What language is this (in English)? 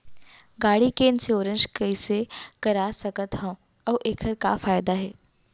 Chhattisgarhi